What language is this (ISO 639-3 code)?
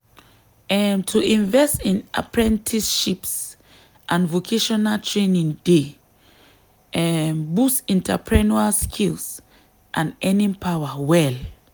pcm